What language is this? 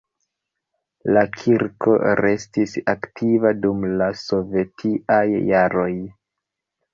Esperanto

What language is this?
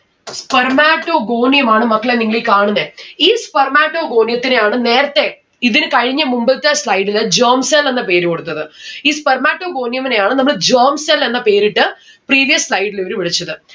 Malayalam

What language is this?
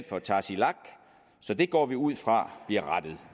Danish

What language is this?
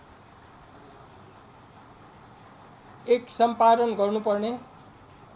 Nepali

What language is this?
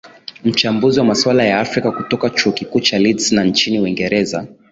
Swahili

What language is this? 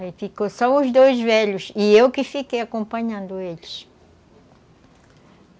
Portuguese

